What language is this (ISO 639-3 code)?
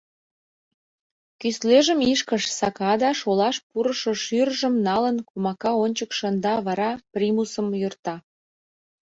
chm